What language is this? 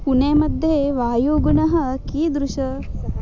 Sanskrit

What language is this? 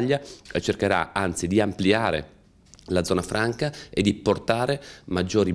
Italian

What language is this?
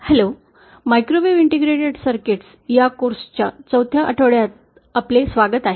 Marathi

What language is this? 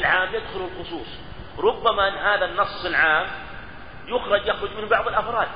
Arabic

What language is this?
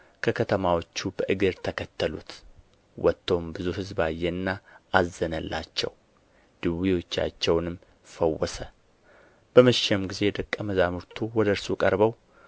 Amharic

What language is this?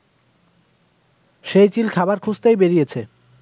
Bangla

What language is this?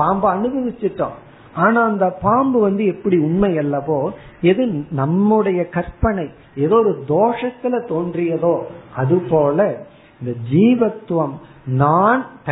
Tamil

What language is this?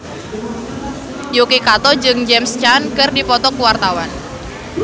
Sundanese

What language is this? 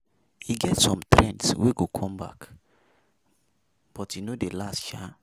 Nigerian Pidgin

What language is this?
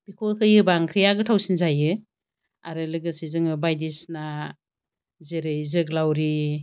Bodo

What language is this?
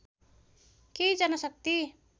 Nepali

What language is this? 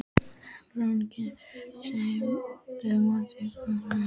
Icelandic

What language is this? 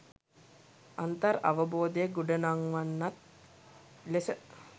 Sinhala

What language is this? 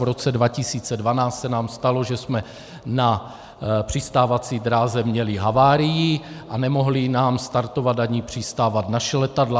Czech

